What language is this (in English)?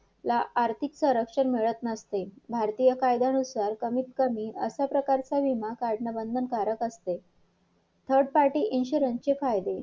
Marathi